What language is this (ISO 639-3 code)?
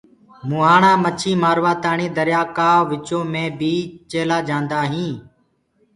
ggg